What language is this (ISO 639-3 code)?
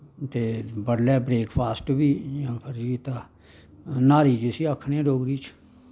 doi